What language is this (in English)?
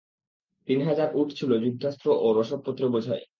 Bangla